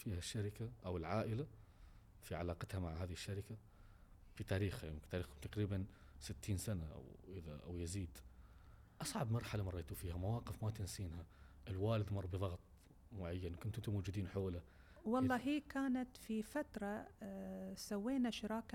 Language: Arabic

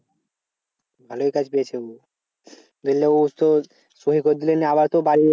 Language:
Bangla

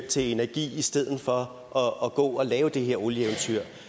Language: Danish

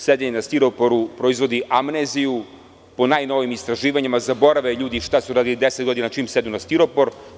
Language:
Serbian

